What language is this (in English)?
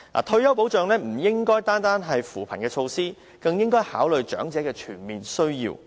Cantonese